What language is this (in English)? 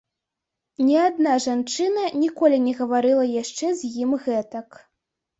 Belarusian